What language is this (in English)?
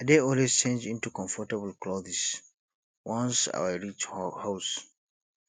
Nigerian Pidgin